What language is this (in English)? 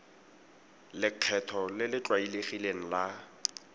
Tswana